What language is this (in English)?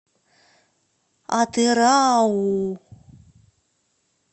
Russian